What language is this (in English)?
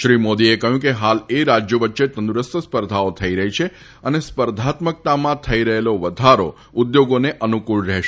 Gujarati